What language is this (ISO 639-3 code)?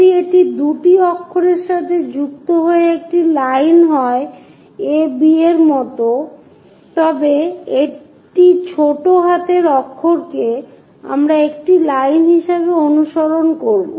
ben